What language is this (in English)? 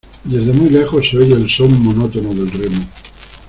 Spanish